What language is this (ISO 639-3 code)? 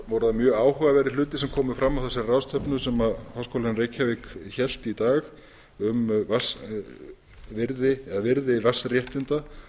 isl